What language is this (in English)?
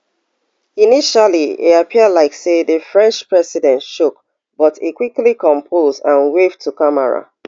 Nigerian Pidgin